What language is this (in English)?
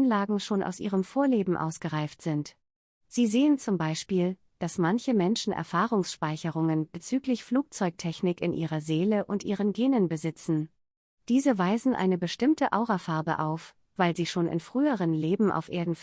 German